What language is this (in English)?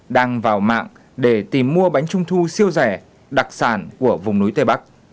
Vietnamese